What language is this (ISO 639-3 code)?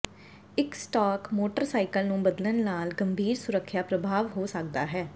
pan